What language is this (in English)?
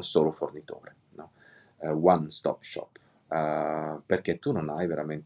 Italian